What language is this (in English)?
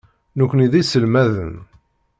Kabyle